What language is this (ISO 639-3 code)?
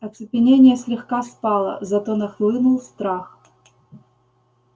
rus